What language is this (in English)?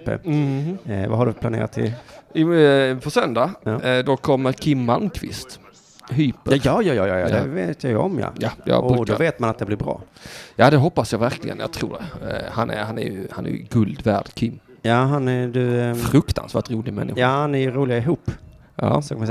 Swedish